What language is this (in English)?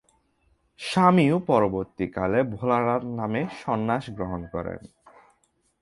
Bangla